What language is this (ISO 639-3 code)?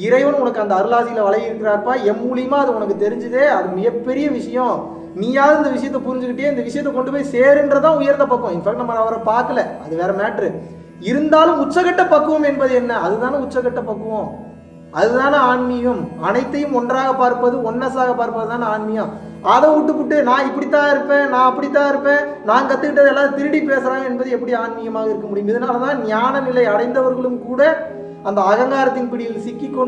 tam